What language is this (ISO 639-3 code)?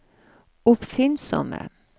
nor